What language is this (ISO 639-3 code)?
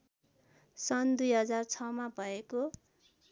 nep